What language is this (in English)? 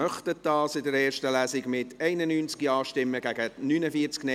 Swiss German